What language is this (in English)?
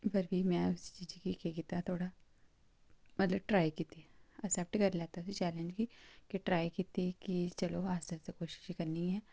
Dogri